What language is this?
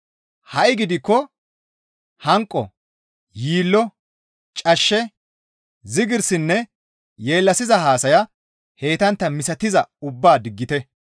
Gamo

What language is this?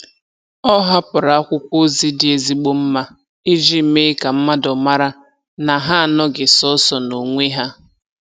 Igbo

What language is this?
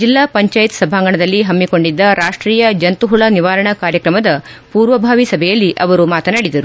Kannada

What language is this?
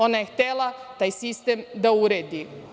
Serbian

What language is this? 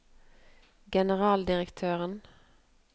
Norwegian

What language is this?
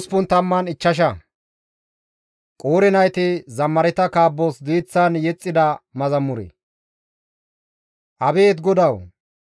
Gamo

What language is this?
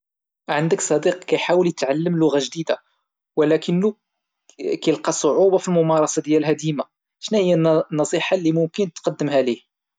Moroccan Arabic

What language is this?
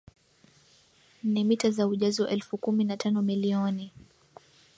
Swahili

